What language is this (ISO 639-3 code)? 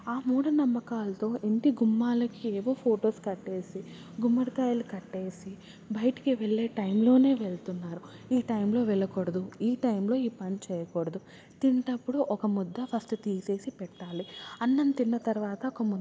tel